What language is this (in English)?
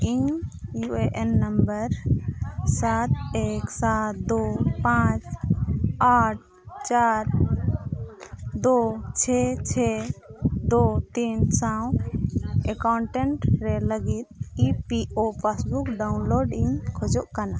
Santali